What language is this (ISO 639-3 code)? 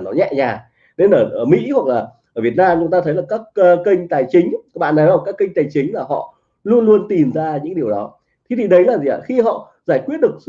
vie